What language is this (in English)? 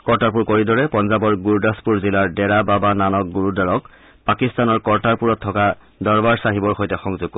Assamese